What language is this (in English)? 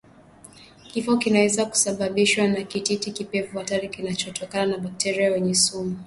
Swahili